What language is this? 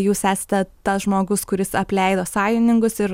Lithuanian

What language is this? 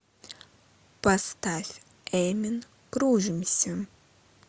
Russian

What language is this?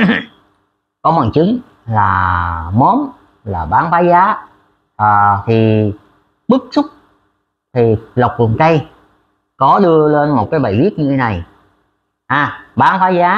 Vietnamese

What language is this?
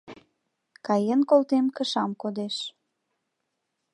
Mari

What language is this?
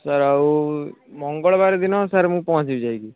Odia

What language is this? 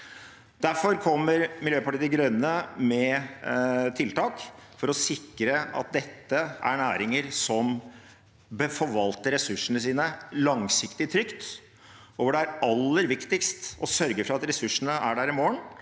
Norwegian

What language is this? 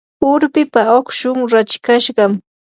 Yanahuanca Pasco Quechua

